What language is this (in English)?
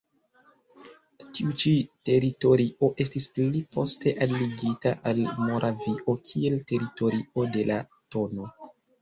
Esperanto